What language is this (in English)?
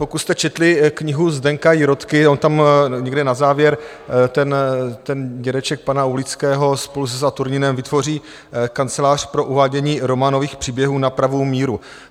Czech